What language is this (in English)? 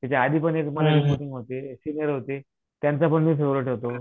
Marathi